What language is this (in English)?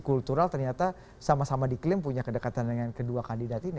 Indonesian